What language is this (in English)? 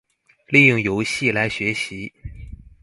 Chinese